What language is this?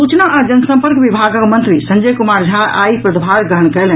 Maithili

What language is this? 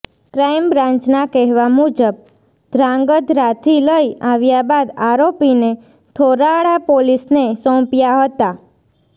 Gujarati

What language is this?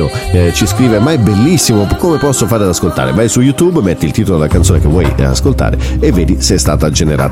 Italian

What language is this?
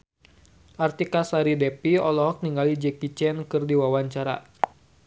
Sundanese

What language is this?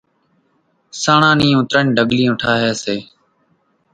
Kachi Koli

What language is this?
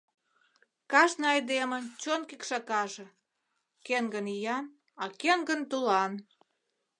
Mari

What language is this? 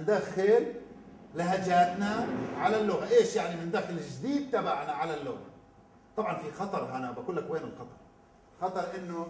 Arabic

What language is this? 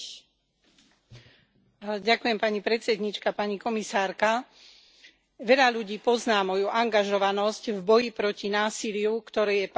Slovak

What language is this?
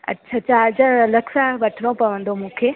Sindhi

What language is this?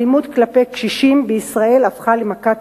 Hebrew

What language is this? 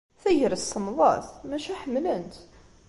Kabyle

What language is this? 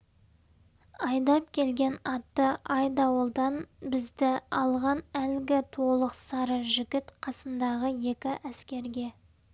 Kazakh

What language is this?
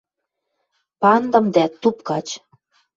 Western Mari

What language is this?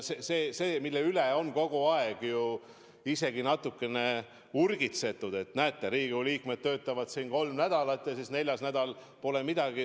Estonian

